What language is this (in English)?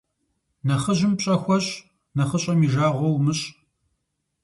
Kabardian